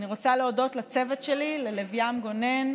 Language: Hebrew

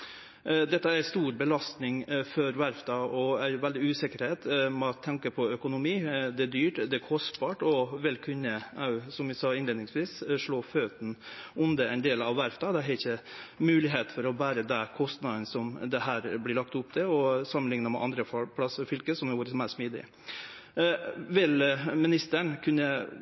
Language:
Norwegian Nynorsk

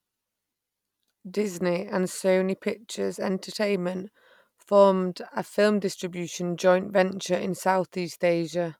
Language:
English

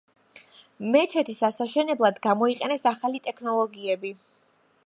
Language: Georgian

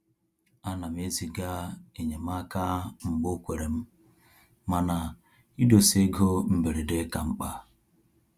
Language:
Igbo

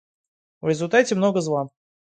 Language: Russian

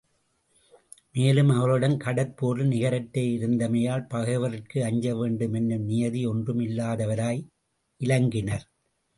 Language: Tamil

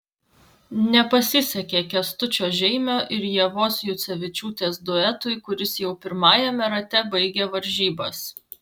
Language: Lithuanian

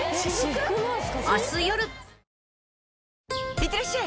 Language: Japanese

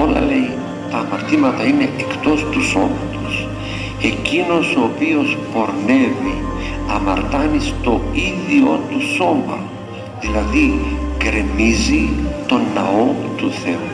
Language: Greek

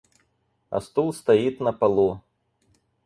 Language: Russian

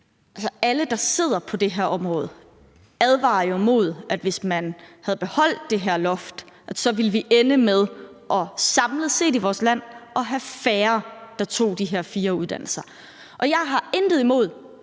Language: Danish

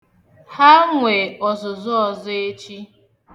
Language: Igbo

